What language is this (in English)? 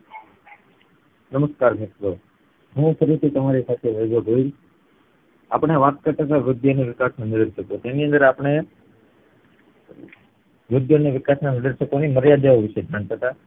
Gujarati